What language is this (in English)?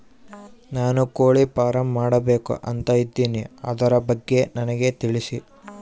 Kannada